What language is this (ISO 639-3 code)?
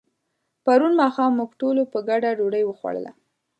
pus